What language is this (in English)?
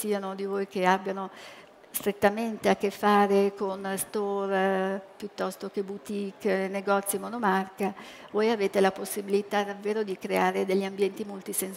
Italian